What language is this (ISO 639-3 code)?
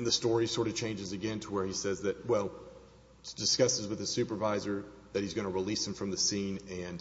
eng